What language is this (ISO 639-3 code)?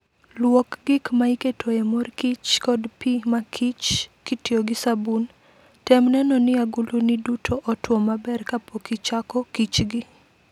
luo